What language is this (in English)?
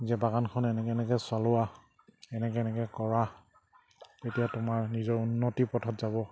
Assamese